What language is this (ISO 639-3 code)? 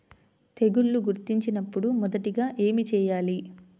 tel